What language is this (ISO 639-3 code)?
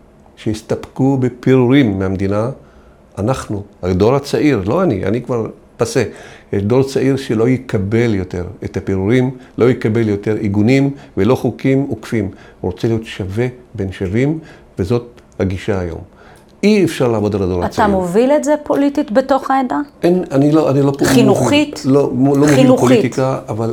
heb